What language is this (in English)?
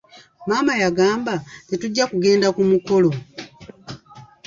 Ganda